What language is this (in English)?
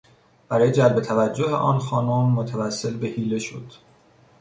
Persian